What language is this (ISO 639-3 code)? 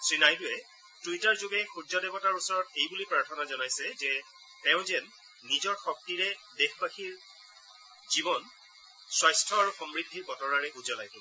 asm